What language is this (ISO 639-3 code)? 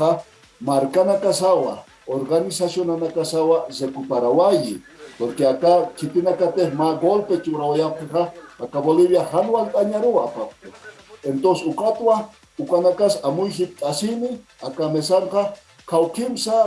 spa